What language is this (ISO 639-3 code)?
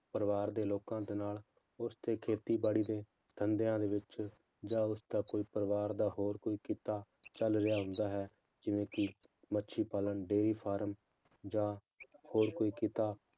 pan